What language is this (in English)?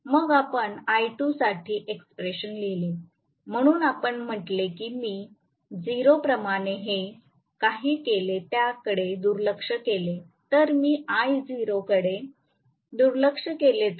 Marathi